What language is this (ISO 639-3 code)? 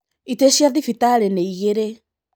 kik